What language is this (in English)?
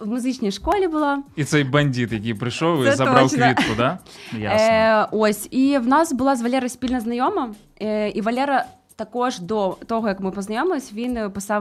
Ukrainian